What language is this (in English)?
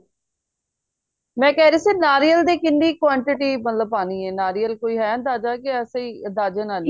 Punjabi